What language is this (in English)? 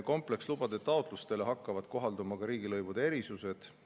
Estonian